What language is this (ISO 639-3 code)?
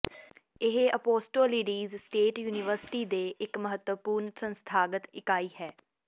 pan